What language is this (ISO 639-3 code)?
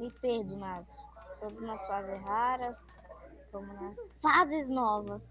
por